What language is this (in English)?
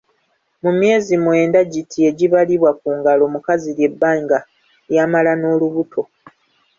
Ganda